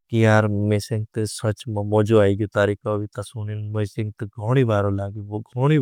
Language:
Bhili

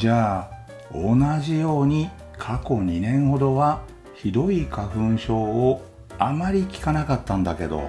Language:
Japanese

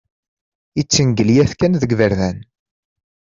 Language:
Kabyle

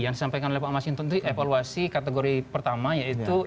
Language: Indonesian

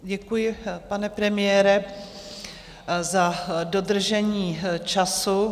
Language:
Czech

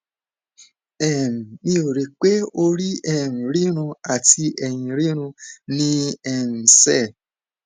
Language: Yoruba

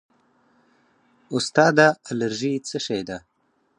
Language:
Pashto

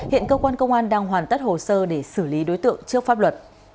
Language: Vietnamese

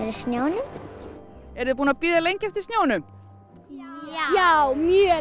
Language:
Icelandic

